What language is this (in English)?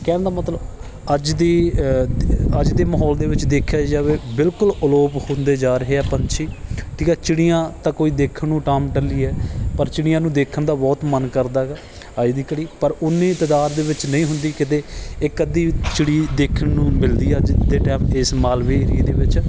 Punjabi